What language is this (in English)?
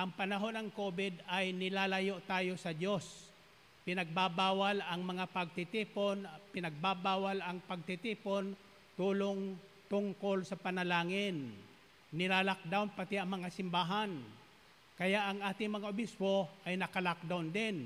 Filipino